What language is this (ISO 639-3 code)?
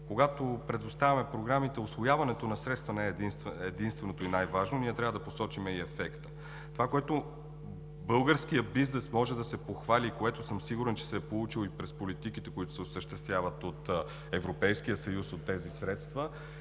bul